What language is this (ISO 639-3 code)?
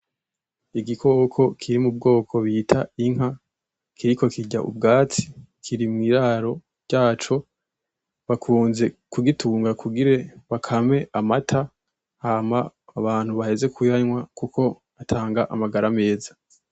run